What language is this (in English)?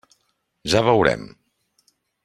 Catalan